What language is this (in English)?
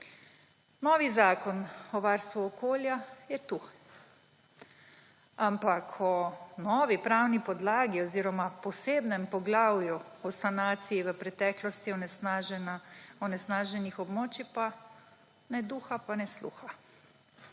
Slovenian